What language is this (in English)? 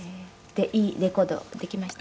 Japanese